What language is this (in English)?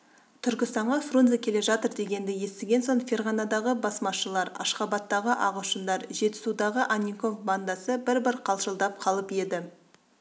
Kazakh